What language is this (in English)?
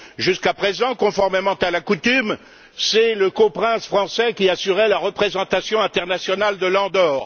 French